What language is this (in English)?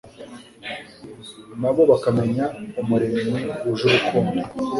Kinyarwanda